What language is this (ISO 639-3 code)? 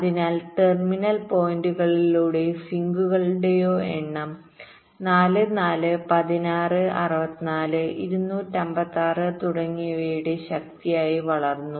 mal